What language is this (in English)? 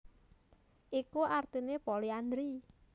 Javanese